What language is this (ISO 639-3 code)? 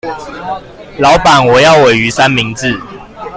zho